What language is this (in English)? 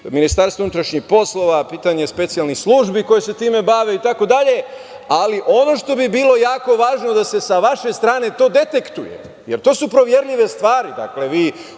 Serbian